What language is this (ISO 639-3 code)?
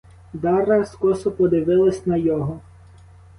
ukr